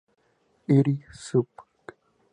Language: Spanish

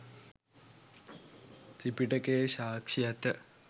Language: Sinhala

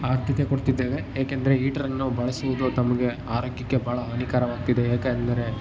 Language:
Kannada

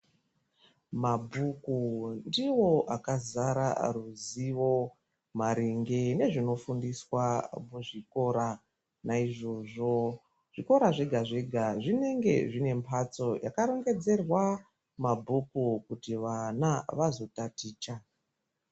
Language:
Ndau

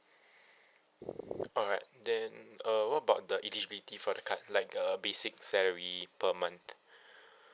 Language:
English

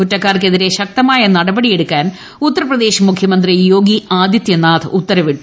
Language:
Malayalam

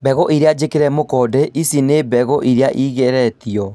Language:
Kikuyu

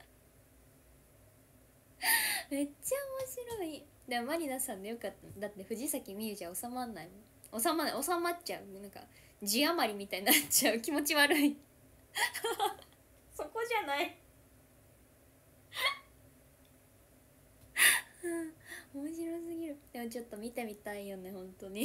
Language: Japanese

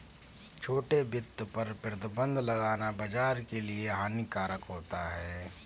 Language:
Hindi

